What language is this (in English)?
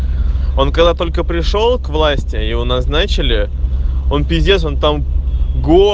Russian